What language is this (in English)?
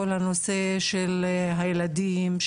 Hebrew